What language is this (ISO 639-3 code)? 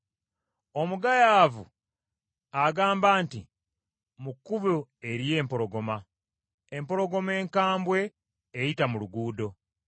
lug